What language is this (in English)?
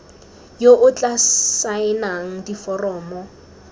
Tswana